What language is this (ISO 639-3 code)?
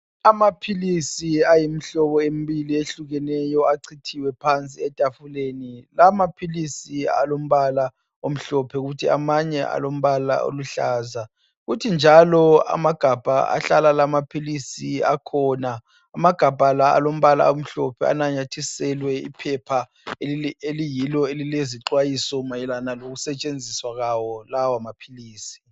nde